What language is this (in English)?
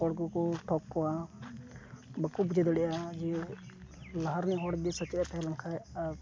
Santali